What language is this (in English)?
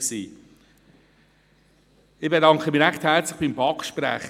Swiss German